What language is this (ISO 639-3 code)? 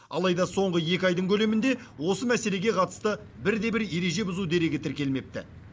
kaz